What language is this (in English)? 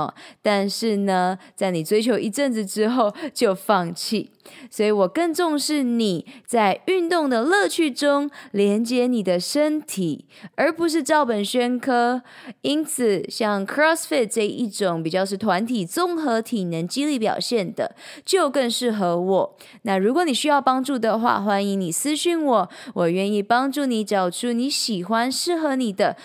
Chinese